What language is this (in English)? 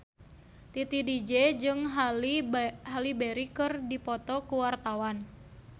Sundanese